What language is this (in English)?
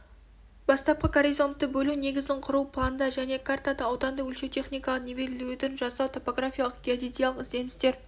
Kazakh